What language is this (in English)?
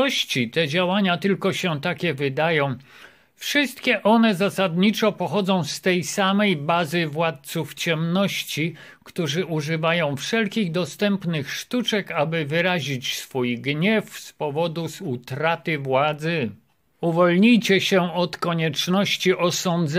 Polish